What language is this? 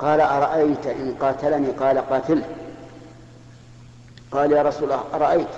Arabic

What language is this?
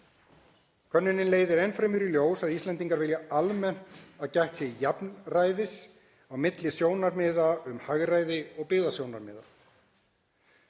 Icelandic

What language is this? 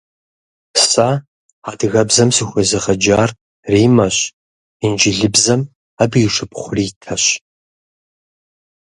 Kabardian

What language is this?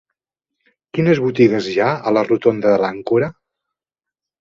Catalan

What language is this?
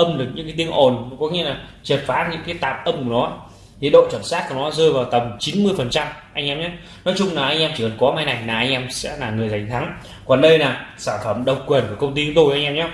Vietnamese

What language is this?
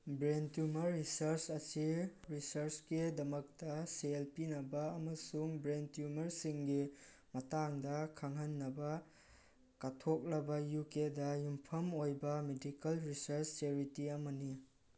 Manipuri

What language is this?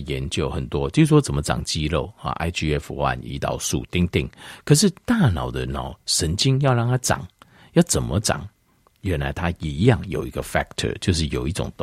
Chinese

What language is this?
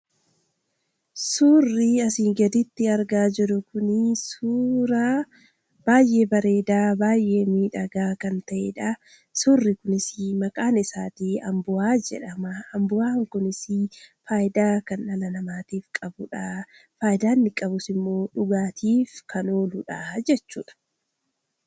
Oromo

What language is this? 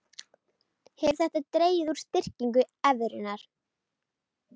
Icelandic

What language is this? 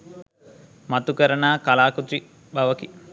Sinhala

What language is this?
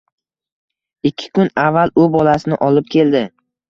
Uzbek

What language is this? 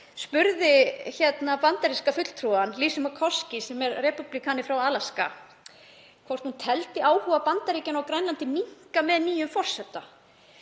Icelandic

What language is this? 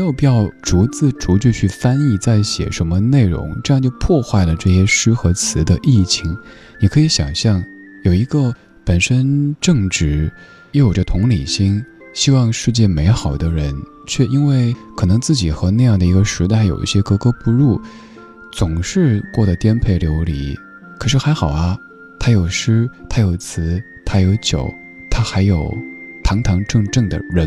Chinese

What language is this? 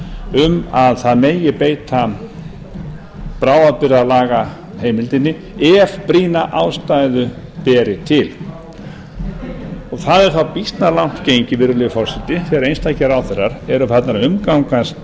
Icelandic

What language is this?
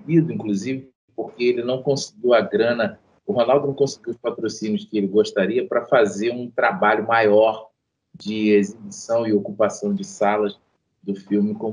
Portuguese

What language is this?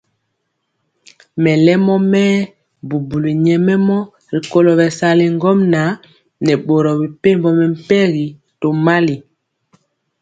Mpiemo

